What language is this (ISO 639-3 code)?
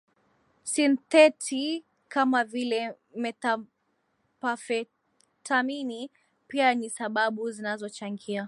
swa